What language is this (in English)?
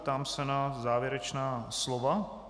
Czech